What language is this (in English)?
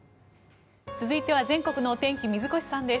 Japanese